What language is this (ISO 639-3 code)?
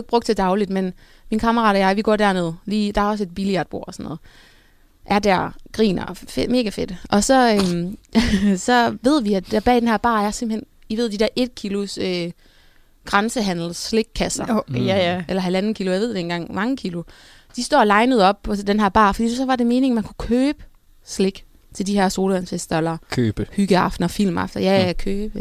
dan